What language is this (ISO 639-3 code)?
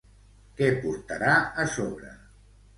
cat